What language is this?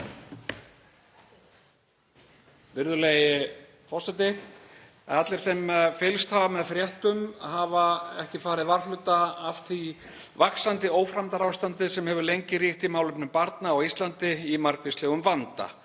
Icelandic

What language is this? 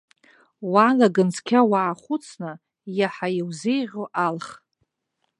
Abkhazian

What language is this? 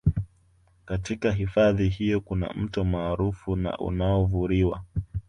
Swahili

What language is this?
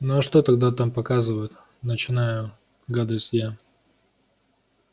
Russian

